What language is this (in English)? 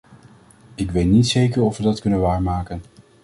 Dutch